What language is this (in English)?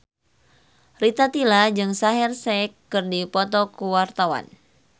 Sundanese